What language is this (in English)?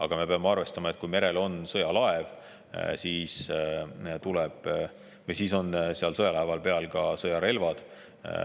Estonian